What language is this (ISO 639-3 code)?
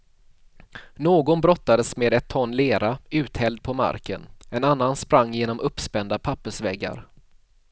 swe